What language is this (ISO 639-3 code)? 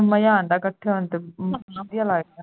pan